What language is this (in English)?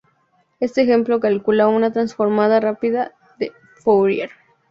Spanish